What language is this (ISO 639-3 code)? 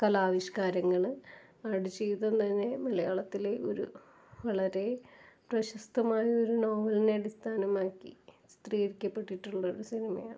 mal